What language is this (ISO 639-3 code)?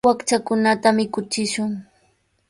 qws